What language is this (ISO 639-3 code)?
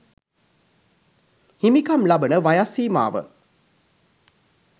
sin